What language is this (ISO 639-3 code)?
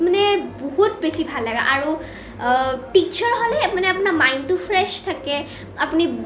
asm